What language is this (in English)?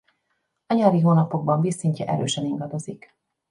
Hungarian